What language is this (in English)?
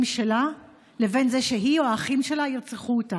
Hebrew